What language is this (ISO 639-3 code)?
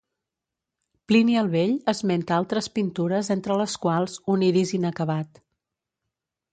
cat